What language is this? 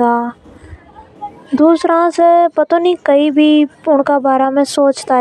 Hadothi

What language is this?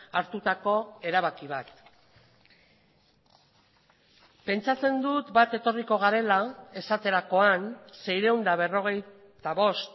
Basque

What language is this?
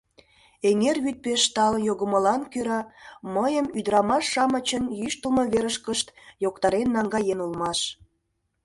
Mari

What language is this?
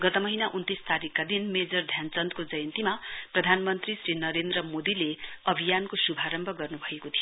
Nepali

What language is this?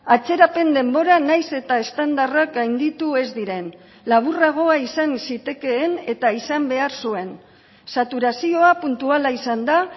Basque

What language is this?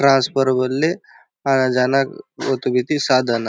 Halbi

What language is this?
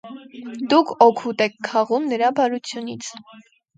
Armenian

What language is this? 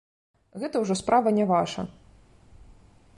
Belarusian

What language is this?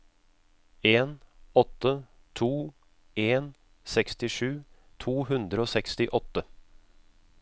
Norwegian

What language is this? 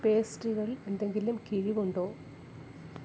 Malayalam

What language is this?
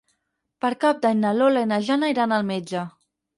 Catalan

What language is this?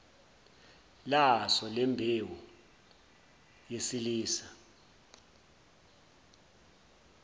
Zulu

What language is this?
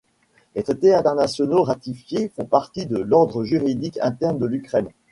French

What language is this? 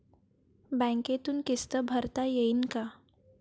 Marathi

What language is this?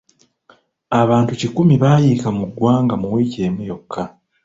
Ganda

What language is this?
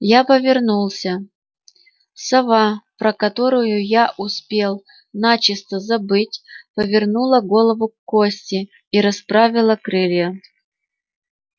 Russian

